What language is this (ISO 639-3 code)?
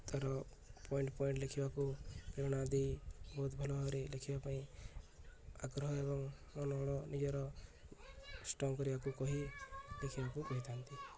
ori